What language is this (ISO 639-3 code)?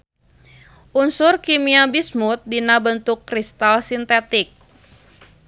sun